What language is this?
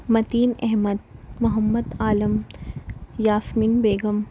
Urdu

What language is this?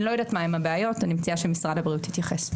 Hebrew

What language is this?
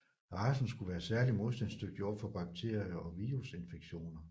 Danish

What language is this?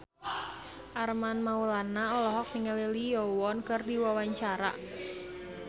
Sundanese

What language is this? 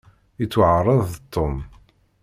Kabyle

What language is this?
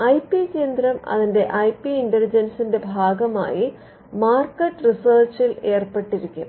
Malayalam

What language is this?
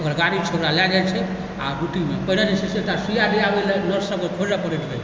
Maithili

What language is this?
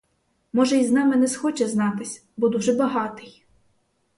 Ukrainian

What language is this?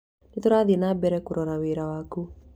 Kikuyu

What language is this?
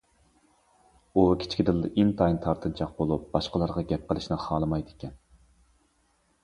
Uyghur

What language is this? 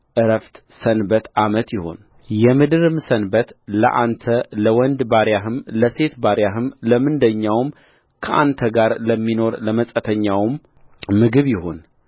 Amharic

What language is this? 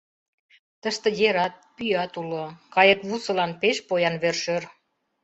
Mari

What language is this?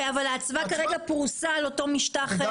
Hebrew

